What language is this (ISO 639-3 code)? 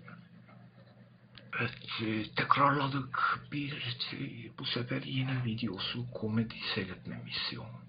tur